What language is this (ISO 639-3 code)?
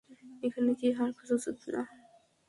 ben